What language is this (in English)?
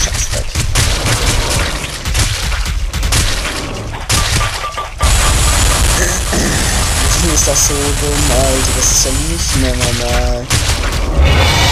German